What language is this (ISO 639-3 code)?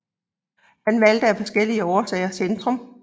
dan